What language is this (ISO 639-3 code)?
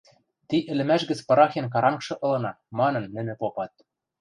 mrj